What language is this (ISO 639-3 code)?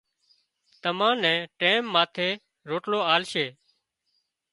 kxp